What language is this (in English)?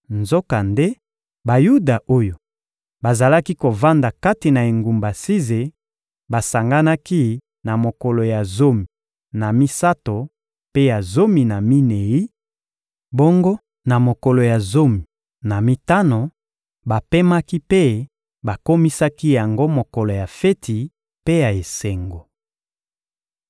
Lingala